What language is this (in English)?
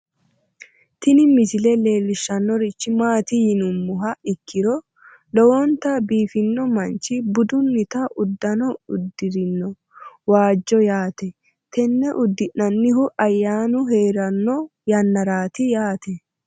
Sidamo